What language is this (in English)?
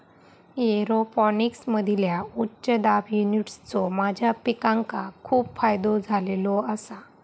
Marathi